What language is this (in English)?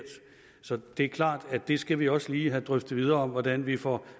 Danish